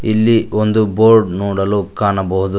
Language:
Kannada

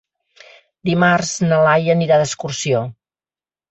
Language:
Catalan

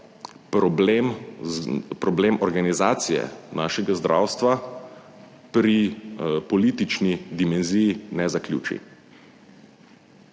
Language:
Slovenian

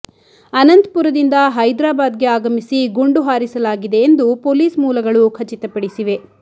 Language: Kannada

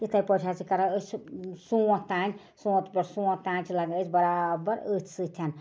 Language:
Kashmiri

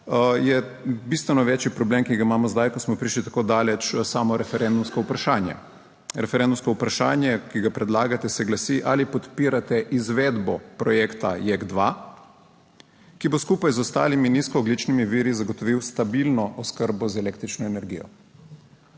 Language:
Slovenian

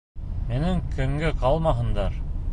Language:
Bashkir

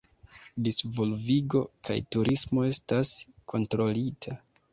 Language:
Esperanto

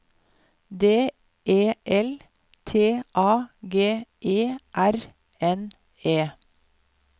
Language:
Norwegian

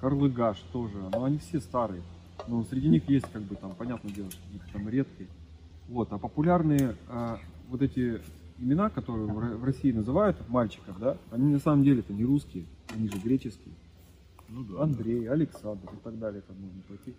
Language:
Russian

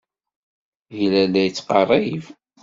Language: Kabyle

